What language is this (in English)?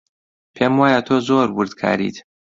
Central Kurdish